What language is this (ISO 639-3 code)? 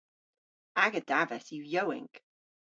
cor